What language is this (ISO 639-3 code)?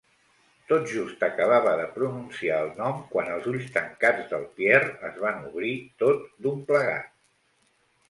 cat